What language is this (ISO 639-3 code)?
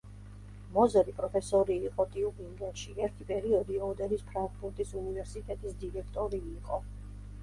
kat